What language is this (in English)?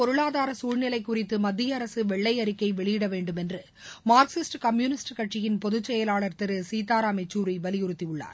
Tamil